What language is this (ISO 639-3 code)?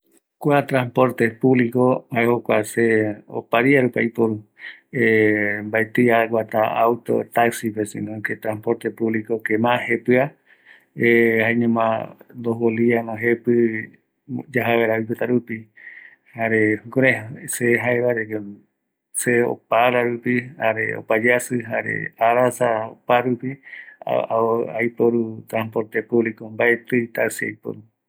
gui